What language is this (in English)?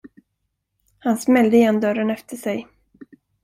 Swedish